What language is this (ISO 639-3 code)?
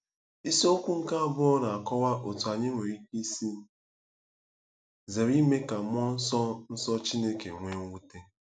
ibo